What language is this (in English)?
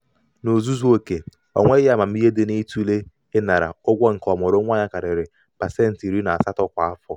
Igbo